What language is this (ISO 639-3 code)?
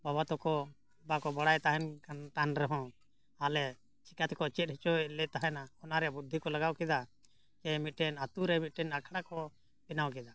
sat